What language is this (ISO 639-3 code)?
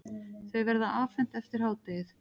isl